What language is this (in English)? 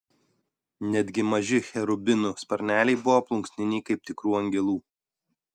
Lithuanian